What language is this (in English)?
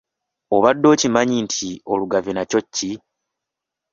Ganda